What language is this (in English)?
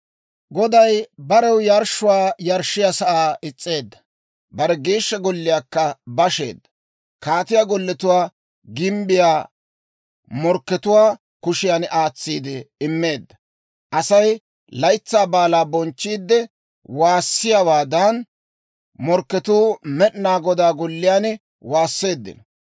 Dawro